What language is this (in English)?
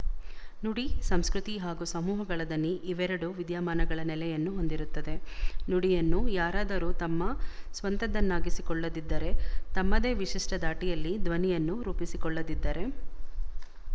Kannada